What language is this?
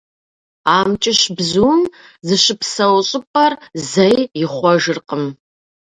Kabardian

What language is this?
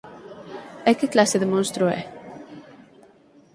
Galician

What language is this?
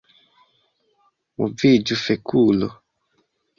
Esperanto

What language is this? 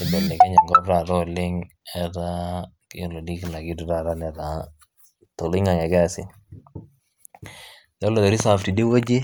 Masai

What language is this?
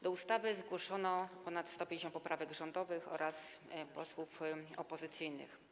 Polish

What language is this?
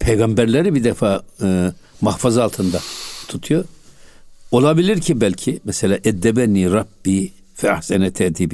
Turkish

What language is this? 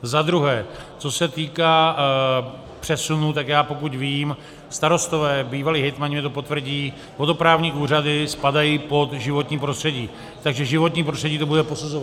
Czech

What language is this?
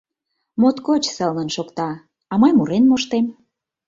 Mari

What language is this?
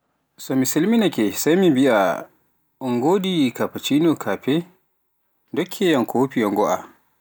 Pular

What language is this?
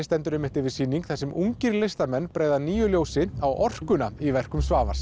Icelandic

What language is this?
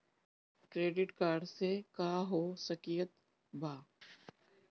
Bhojpuri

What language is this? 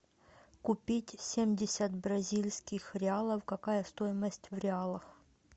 Russian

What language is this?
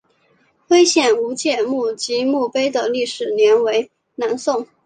Chinese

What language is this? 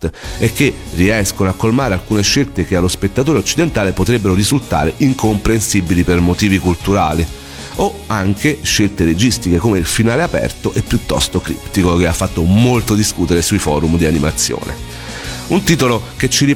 Italian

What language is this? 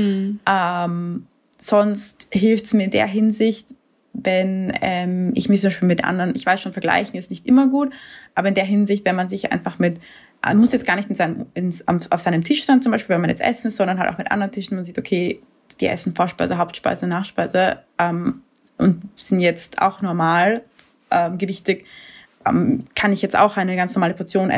German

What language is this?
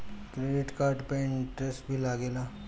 Bhojpuri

